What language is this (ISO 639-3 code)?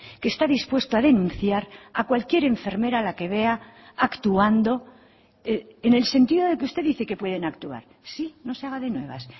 spa